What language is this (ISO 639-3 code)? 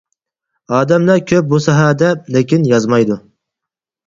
uig